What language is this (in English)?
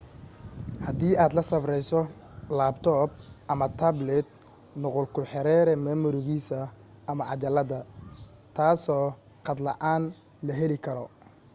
Somali